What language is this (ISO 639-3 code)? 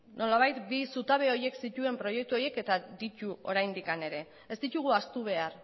eus